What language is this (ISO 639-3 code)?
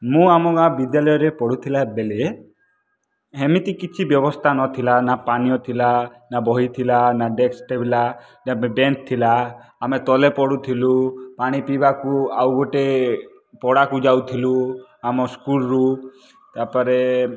ori